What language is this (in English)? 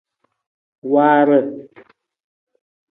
Nawdm